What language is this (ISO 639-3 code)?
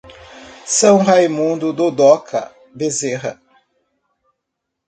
por